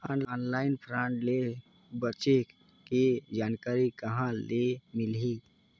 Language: Chhattisgarhi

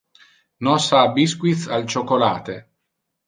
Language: Interlingua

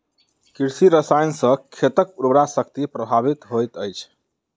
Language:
Maithili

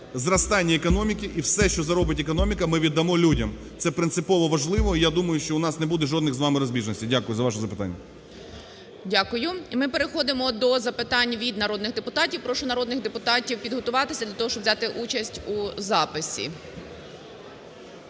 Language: Ukrainian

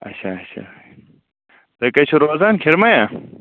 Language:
Kashmiri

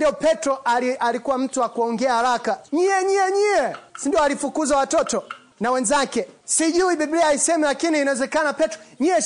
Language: Swahili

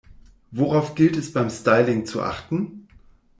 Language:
German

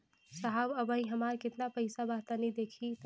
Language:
Bhojpuri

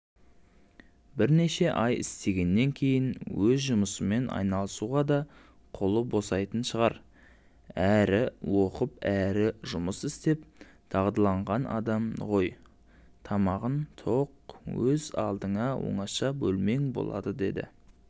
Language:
Kazakh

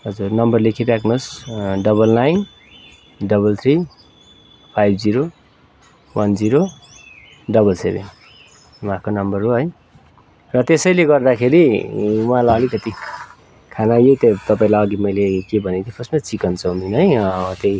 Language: Nepali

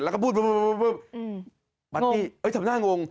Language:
Thai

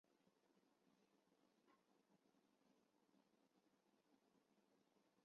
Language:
Chinese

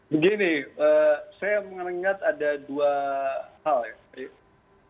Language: Indonesian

